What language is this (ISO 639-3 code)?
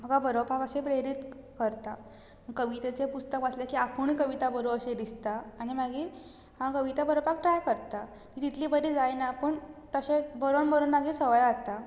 kok